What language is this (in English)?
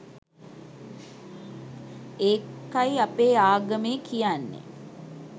Sinhala